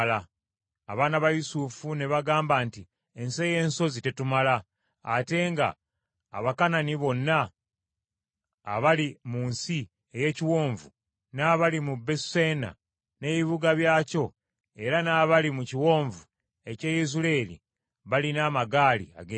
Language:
Ganda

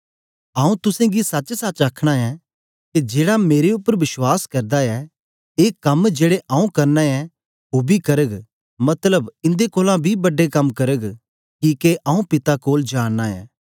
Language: Dogri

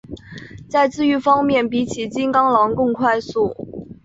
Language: Chinese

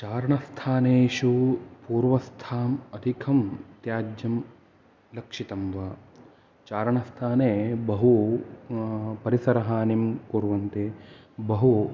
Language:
Sanskrit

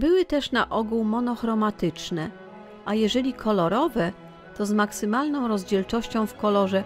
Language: Polish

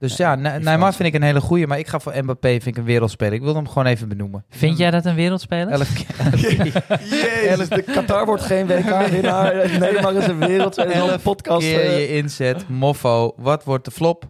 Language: Dutch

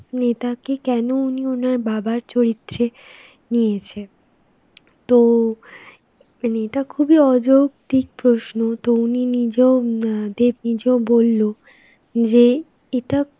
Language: Bangla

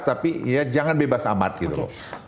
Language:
Indonesian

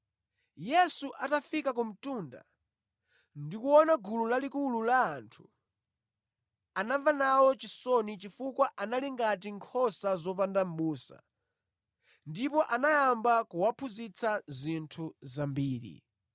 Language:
Nyanja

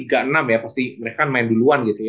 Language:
Indonesian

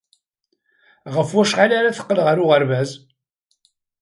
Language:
Kabyle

